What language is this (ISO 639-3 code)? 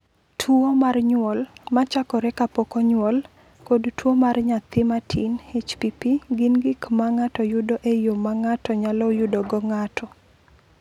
luo